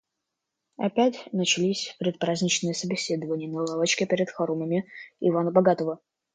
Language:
Russian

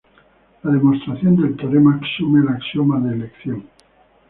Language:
Spanish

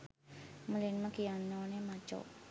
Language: Sinhala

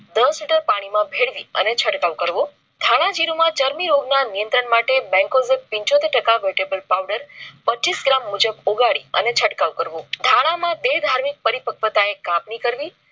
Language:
Gujarati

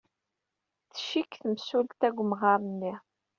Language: Kabyle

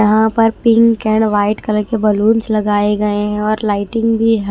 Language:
Hindi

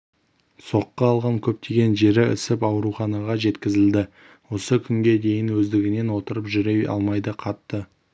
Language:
Kazakh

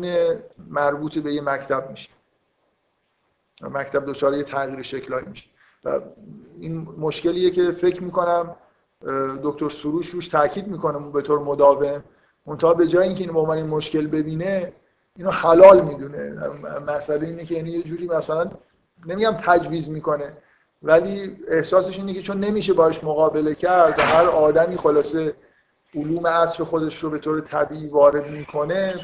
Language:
Persian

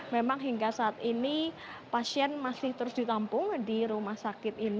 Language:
Indonesian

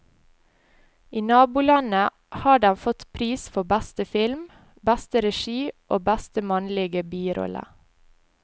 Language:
Norwegian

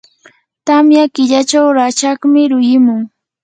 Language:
Yanahuanca Pasco Quechua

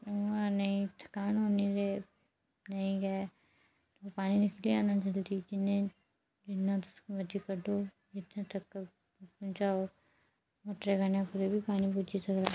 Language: Dogri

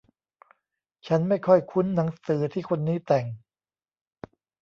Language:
Thai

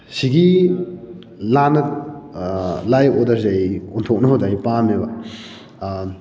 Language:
Manipuri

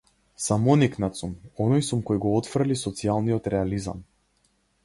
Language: Macedonian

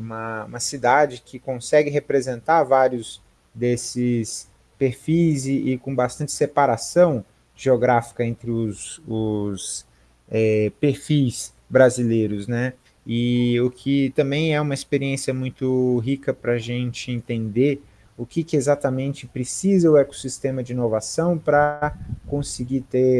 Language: Portuguese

